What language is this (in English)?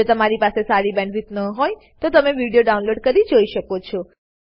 Gujarati